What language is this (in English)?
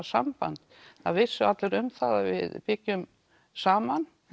Icelandic